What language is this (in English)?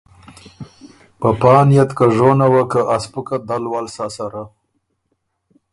Ormuri